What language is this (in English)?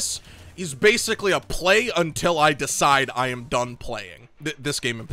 English